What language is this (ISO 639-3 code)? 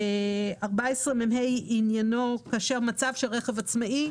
heb